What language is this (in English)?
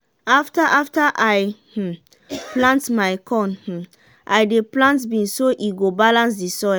Nigerian Pidgin